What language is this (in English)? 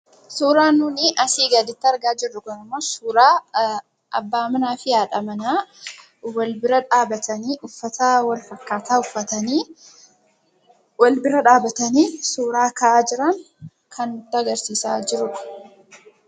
Oromo